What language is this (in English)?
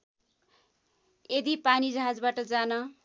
Nepali